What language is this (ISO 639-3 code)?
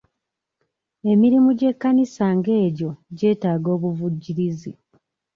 lug